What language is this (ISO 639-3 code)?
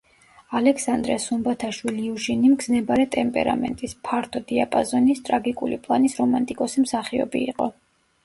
kat